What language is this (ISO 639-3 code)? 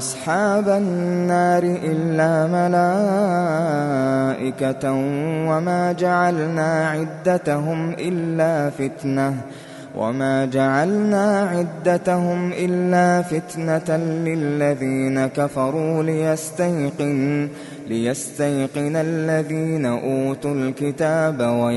ara